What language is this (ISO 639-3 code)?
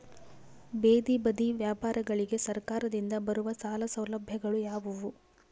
kan